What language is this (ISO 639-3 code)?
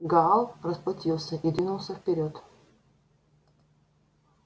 rus